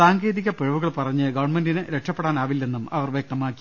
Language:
Malayalam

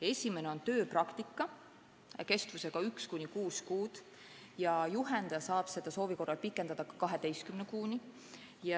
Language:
Estonian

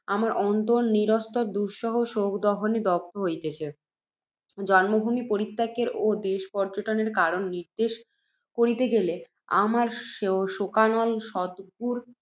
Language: Bangla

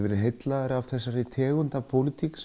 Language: Icelandic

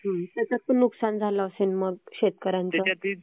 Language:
Marathi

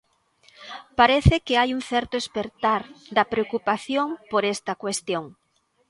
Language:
Galician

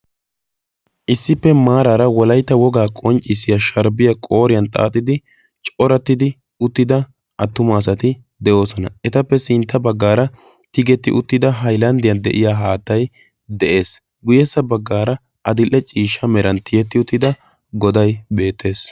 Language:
Wolaytta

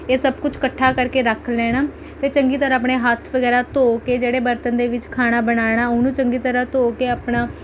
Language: Punjabi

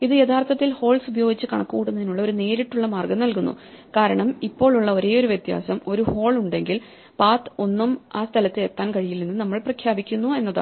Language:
Malayalam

